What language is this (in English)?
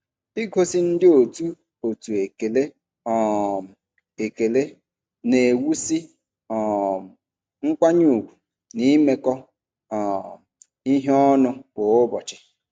Igbo